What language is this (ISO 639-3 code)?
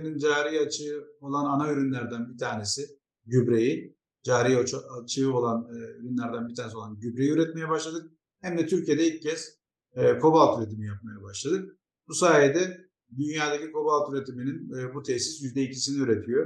tur